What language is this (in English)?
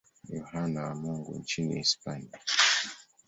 Swahili